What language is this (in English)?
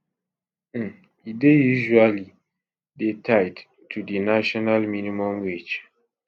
Nigerian Pidgin